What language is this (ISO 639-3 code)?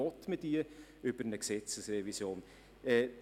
gsw